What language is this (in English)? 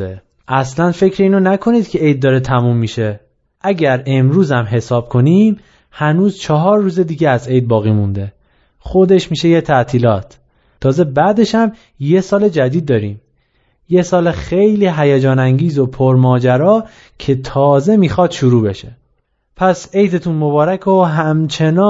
Persian